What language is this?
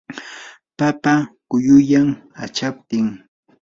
Yanahuanca Pasco Quechua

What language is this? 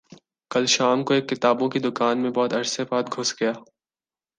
Urdu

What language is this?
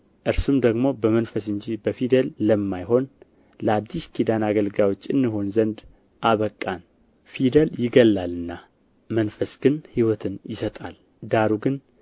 Amharic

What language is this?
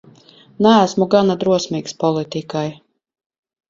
Latvian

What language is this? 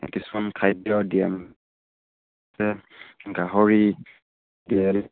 Assamese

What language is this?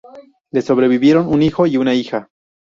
Spanish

